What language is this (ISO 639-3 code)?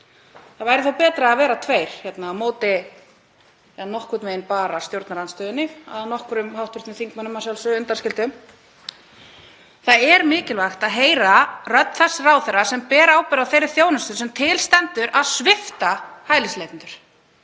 isl